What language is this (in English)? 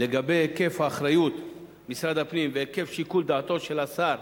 Hebrew